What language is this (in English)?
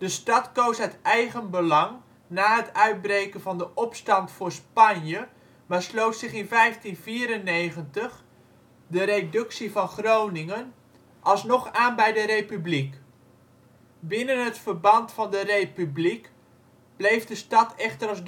Dutch